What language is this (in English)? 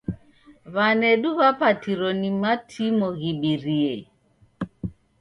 Taita